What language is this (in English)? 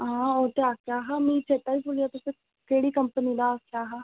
Dogri